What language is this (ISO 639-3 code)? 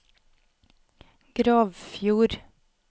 nor